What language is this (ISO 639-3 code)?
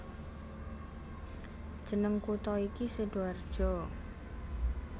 jav